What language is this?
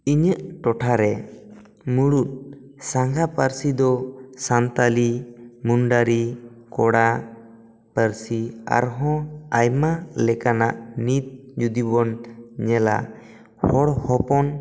Santali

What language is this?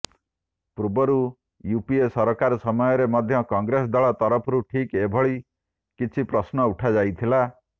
Odia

